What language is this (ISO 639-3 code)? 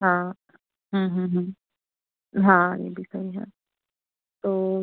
hin